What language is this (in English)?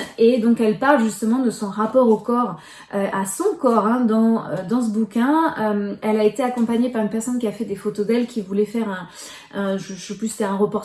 French